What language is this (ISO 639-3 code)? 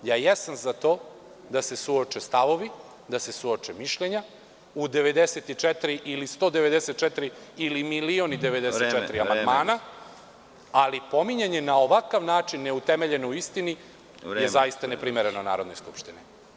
srp